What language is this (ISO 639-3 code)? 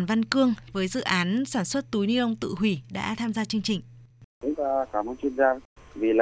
vie